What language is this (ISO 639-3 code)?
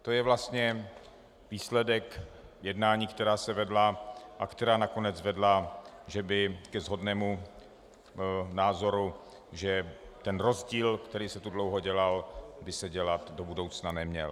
ces